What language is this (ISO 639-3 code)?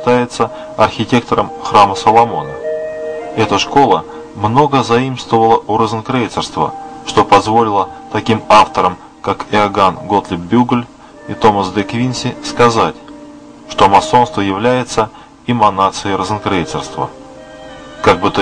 rus